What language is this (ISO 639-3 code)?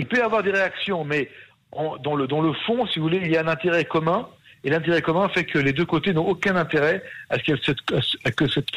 fra